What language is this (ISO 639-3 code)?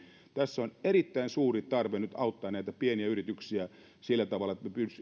fin